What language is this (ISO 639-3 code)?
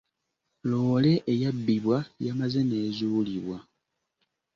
lug